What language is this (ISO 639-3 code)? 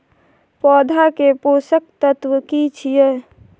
mai